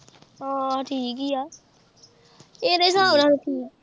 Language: Punjabi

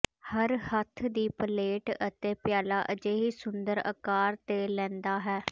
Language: Punjabi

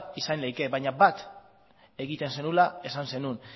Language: Basque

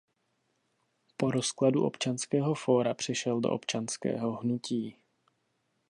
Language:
Czech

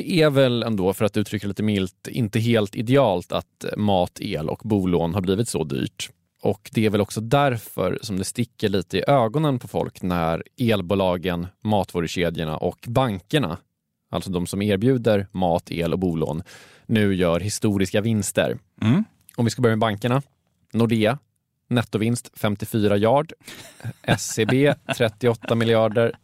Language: Swedish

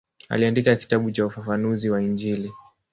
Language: Swahili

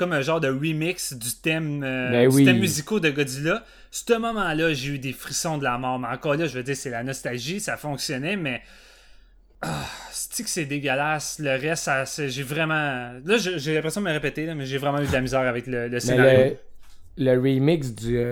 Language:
French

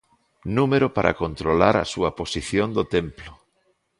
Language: Galician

